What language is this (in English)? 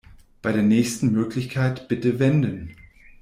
German